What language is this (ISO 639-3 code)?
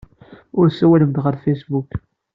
kab